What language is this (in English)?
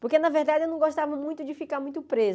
Portuguese